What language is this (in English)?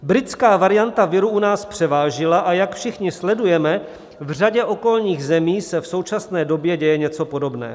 Czech